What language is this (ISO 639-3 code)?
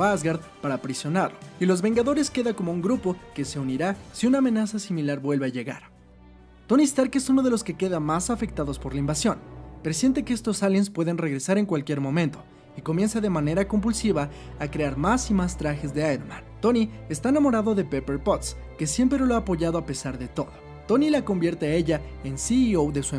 spa